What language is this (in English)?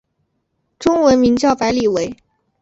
Chinese